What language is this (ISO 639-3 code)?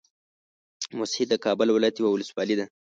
pus